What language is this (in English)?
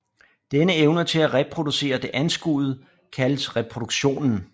Danish